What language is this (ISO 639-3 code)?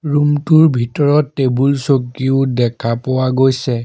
asm